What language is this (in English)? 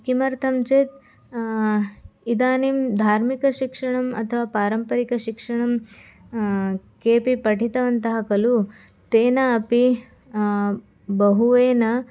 Sanskrit